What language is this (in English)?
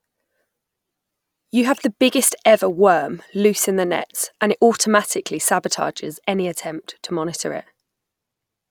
English